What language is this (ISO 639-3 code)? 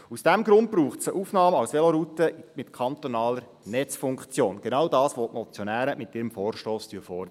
gsw